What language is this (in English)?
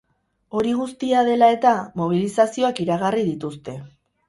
Basque